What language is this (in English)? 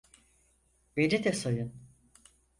Turkish